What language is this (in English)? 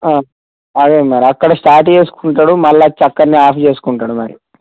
Telugu